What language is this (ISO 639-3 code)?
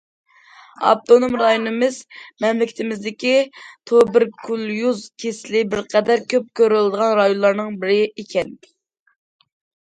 uig